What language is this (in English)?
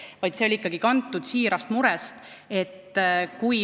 Estonian